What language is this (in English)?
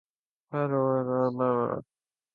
Urdu